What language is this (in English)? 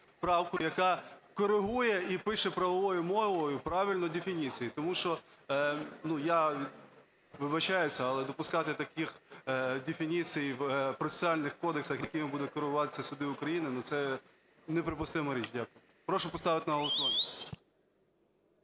Ukrainian